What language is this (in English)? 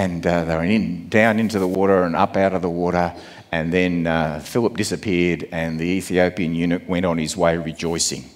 English